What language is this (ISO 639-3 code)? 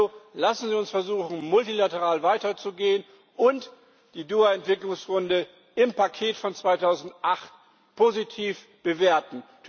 deu